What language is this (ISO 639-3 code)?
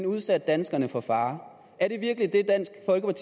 dan